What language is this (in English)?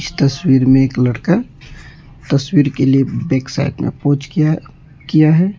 Hindi